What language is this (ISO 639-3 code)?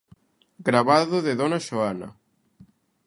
glg